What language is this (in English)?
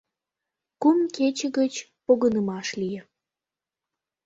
Mari